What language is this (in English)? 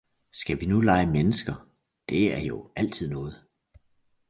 Danish